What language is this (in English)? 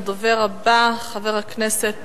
Hebrew